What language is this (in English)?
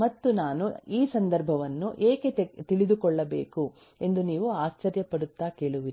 Kannada